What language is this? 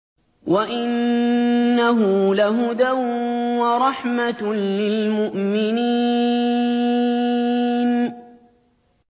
Arabic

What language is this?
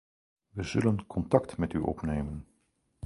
Dutch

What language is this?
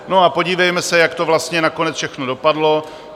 Czech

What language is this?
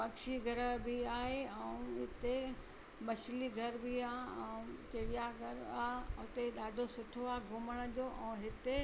Sindhi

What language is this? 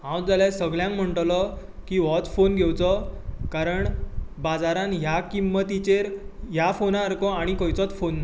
Konkani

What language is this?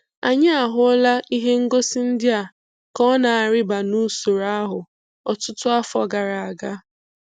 Igbo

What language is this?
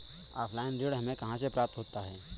Hindi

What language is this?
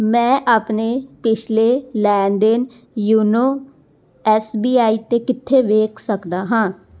Punjabi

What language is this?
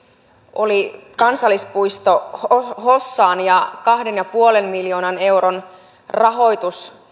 Finnish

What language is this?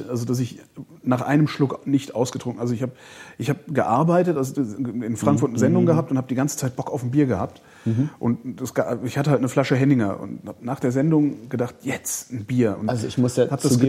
German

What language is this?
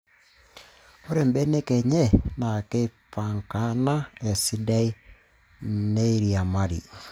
Masai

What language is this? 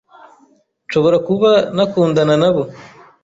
Kinyarwanda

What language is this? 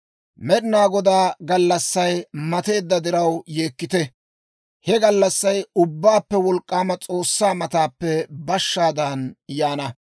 Dawro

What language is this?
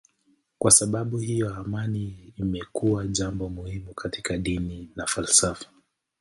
Swahili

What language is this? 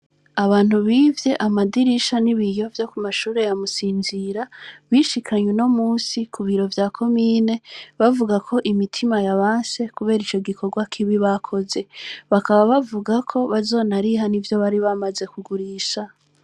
Rundi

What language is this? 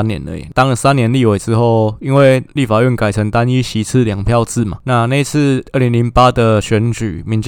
Chinese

